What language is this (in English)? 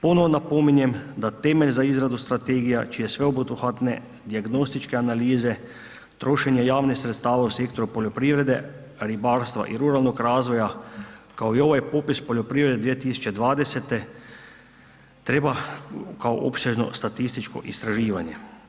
Croatian